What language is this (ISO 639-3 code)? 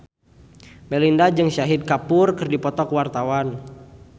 sun